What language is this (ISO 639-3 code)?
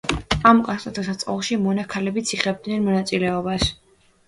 kat